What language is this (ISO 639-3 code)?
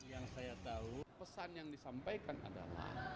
ind